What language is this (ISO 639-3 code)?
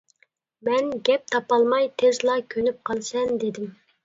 uig